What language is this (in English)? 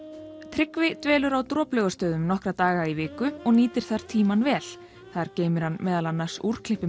Icelandic